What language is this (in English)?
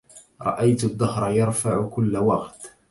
Arabic